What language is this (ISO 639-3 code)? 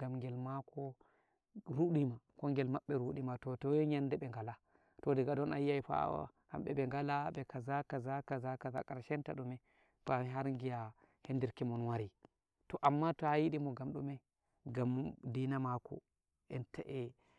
fuv